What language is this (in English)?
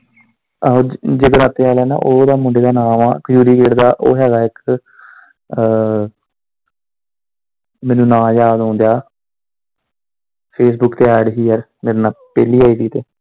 Punjabi